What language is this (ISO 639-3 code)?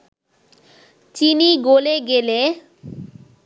ben